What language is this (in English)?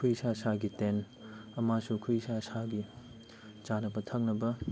Manipuri